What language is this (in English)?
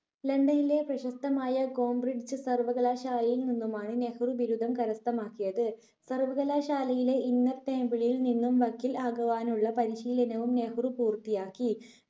Malayalam